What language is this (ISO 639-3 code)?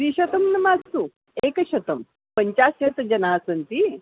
san